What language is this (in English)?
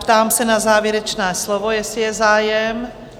Czech